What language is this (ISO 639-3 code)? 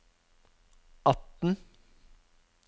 nor